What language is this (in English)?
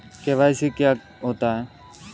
Hindi